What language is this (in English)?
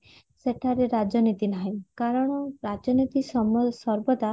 Odia